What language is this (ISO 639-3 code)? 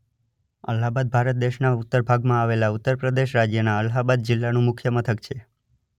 guj